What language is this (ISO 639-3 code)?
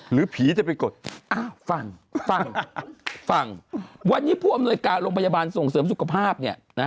tha